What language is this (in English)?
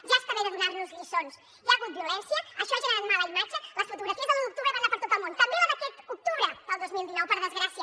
Catalan